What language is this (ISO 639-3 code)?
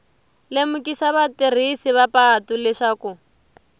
tso